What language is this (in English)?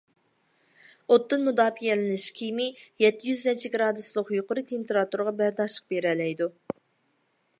Uyghur